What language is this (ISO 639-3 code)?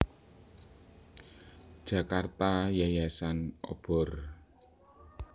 jav